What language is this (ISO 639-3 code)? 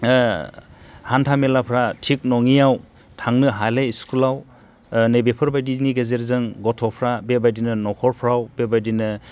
brx